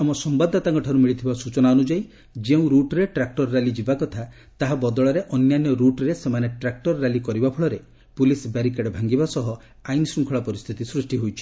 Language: Odia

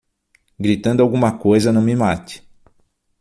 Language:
Portuguese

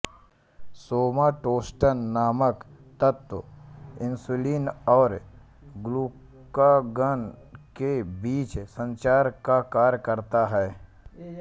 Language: Hindi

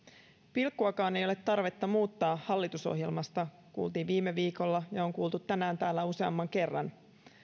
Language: Finnish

